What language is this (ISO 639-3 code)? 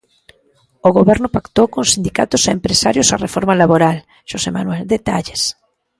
glg